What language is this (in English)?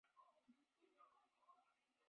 Chinese